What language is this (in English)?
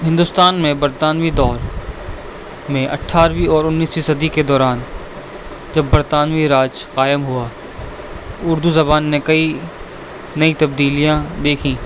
Urdu